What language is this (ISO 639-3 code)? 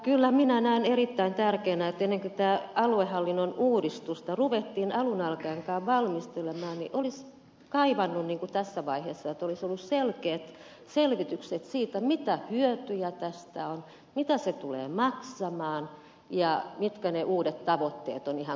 fin